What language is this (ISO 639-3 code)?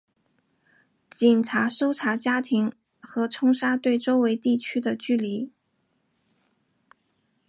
zho